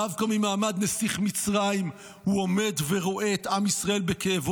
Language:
Hebrew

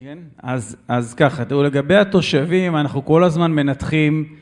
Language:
Hebrew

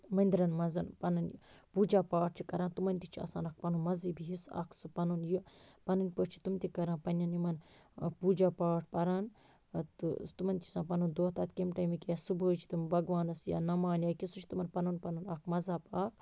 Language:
Kashmiri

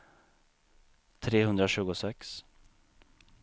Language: Swedish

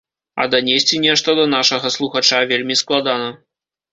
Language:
Belarusian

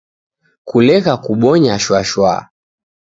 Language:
Taita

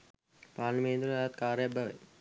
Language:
Sinhala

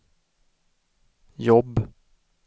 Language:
Swedish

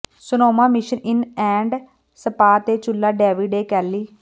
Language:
Punjabi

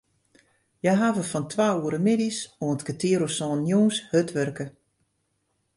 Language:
Western Frisian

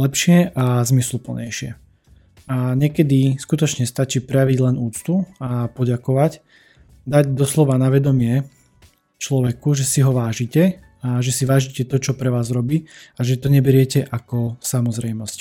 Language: Slovak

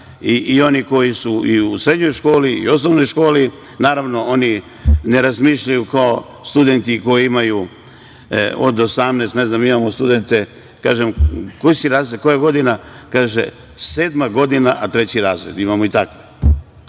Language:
Serbian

